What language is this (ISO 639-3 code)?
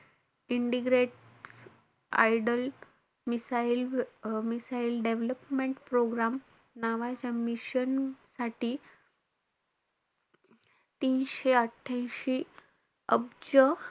mar